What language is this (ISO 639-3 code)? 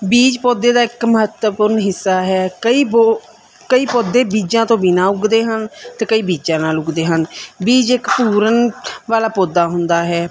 pan